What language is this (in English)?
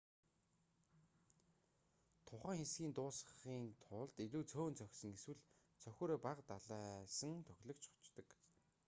Mongolian